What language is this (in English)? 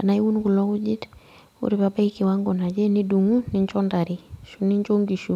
Masai